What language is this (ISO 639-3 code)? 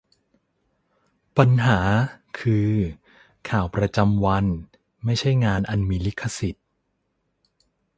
tha